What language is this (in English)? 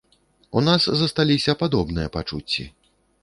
Belarusian